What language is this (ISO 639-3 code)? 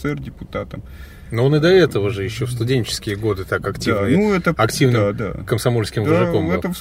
rus